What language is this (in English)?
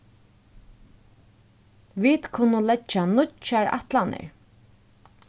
Faroese